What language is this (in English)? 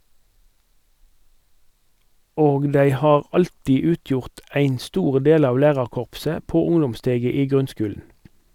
Norwegian